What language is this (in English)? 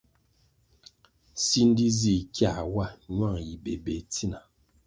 Kwasio